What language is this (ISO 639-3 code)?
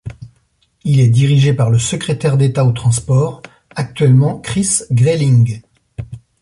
fra